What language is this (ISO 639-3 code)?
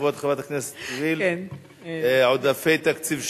heb